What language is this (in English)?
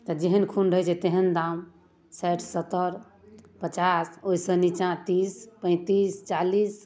Maithili